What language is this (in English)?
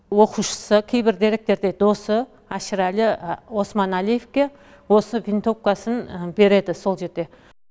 Kazakh